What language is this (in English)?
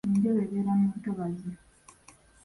Ganda